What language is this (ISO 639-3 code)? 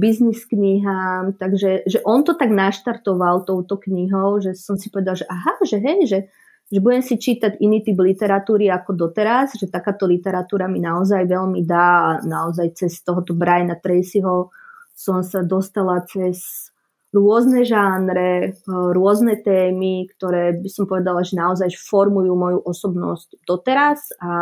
ces